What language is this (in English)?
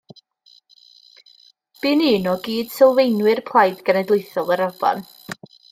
Welsh